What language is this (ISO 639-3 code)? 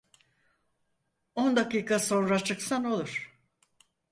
tur